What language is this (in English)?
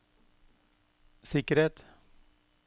Norwegian